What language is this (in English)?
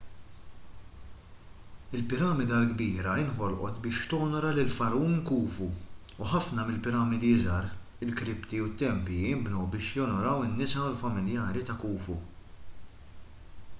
Maltese